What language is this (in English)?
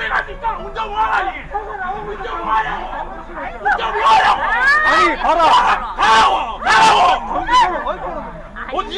Korean